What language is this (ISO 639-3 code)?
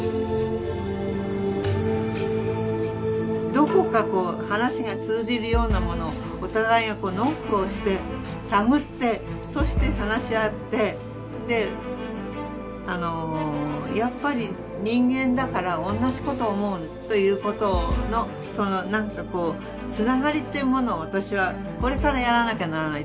jpn